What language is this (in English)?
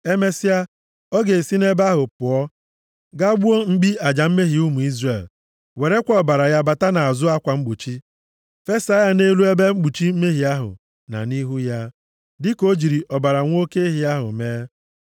Igbo